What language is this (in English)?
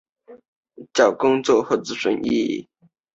Chinese